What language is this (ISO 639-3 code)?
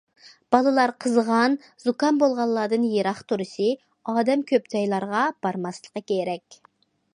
uig